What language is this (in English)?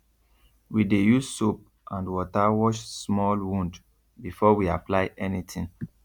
Nigerian Pidgin